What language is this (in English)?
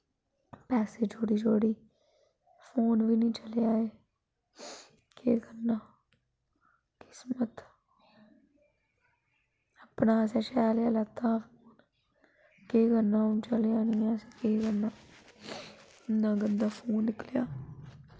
Dogri